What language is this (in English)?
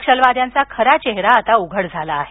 Marathi